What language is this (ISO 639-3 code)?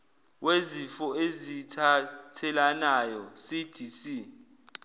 zul